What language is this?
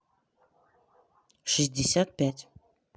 Russian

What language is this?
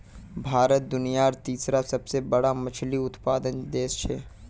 Magahi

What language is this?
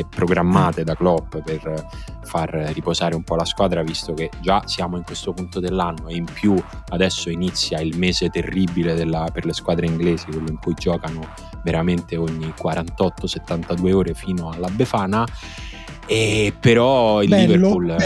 Italian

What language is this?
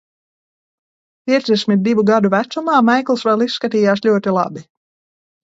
Latvian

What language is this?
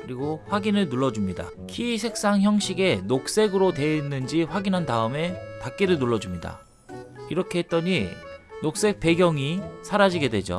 Korean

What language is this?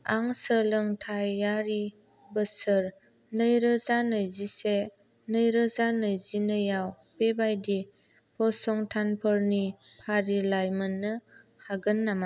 Bodo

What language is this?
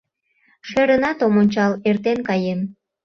Mari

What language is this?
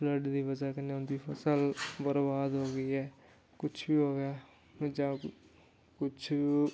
Dogri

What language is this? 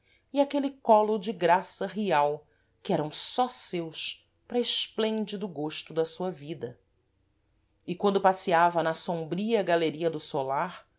Portuguese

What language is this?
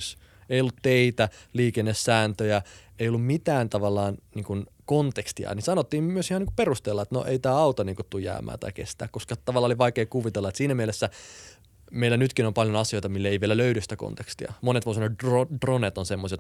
Finnish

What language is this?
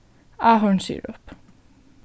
Faroese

